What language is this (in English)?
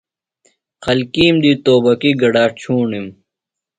Phalura